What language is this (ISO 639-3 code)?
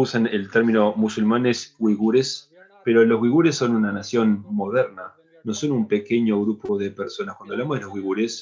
spa